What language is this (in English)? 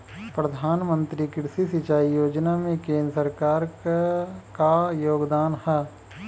Bhojpuri